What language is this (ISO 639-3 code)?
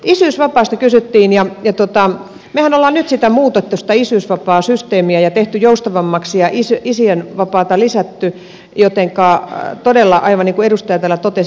fin